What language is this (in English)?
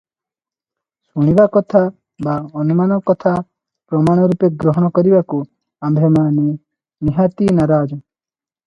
Odia